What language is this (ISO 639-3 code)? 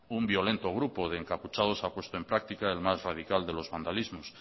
spa